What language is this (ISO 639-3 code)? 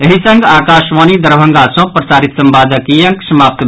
mai